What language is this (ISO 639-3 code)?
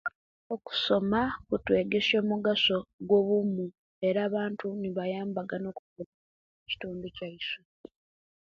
lke